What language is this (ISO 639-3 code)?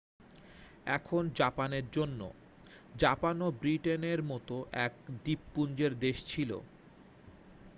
ben